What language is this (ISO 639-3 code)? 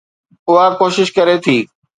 snd